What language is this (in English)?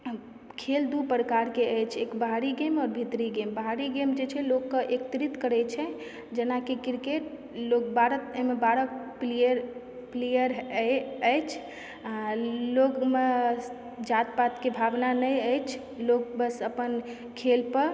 Maithili